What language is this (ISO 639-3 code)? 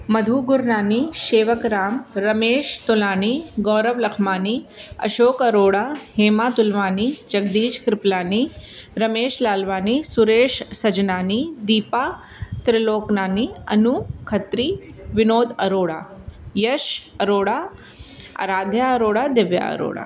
snd